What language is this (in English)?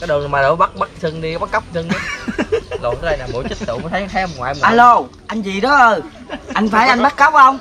Vietnamese